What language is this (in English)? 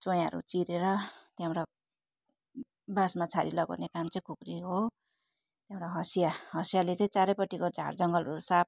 Nepali